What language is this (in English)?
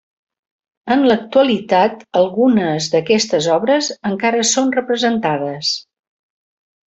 Catalan